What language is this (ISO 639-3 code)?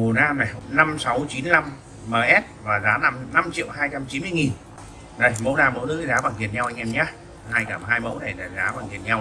vie